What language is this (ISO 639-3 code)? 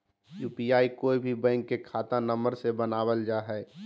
mag